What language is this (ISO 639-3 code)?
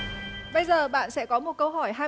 vie